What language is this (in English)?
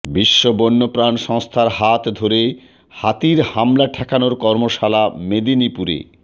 Bangla